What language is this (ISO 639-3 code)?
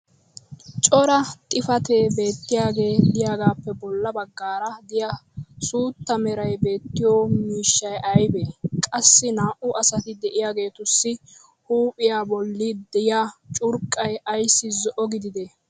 wal